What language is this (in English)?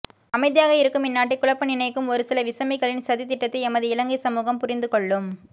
Tamil